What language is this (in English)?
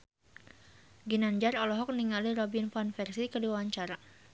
Sundanese